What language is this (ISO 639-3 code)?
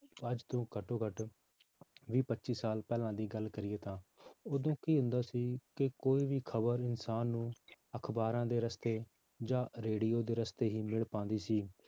pan